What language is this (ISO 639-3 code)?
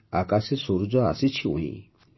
ori